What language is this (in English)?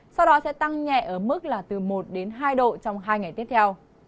Vietnamese